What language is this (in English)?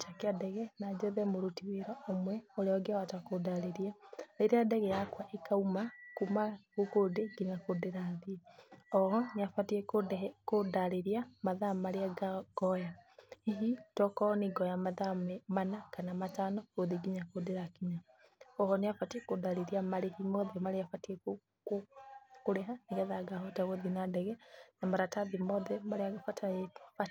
Kikuyu